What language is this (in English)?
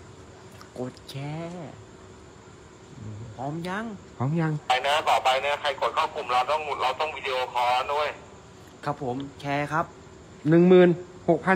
Thai